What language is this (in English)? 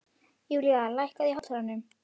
Icelandic